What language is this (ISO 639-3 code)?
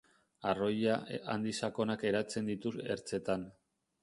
eus